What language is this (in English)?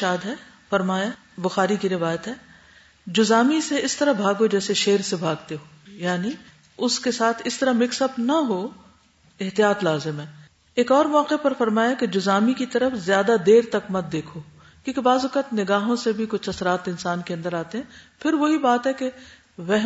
Urdu